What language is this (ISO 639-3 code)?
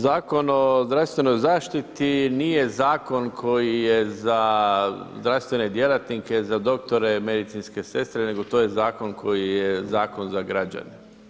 hrv